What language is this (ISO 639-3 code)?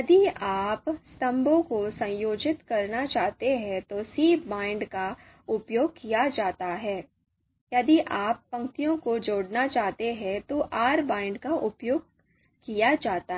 hin